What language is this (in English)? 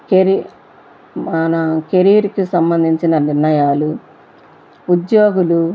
Telugu